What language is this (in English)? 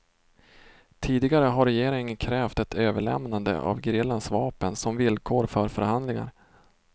Swedish